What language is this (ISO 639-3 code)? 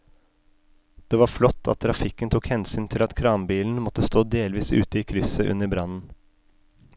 nor